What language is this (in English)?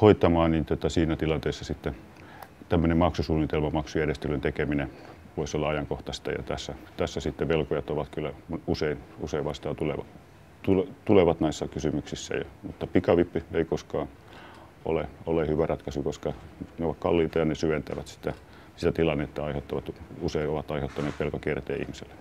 Finnish